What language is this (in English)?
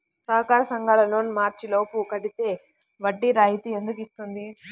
Telugu